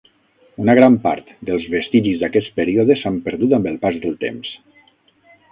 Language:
Catalan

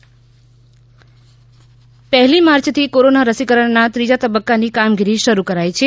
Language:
Gujarati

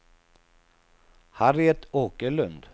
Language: Swedish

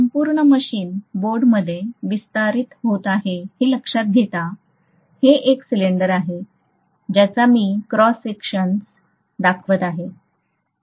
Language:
Marathi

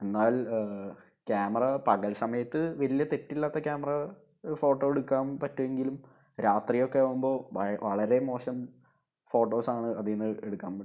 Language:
Malayalam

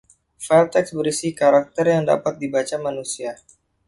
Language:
Indonesian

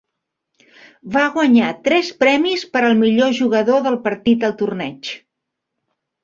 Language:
Catalan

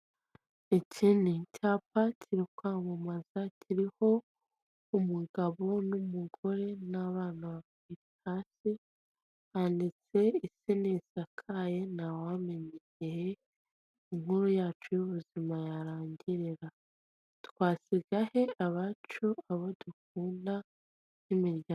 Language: Kinyarwanda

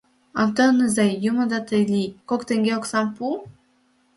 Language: Mari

